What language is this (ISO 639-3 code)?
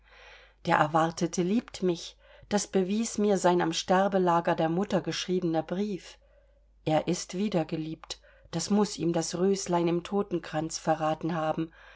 deu